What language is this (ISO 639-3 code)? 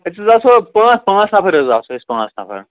kas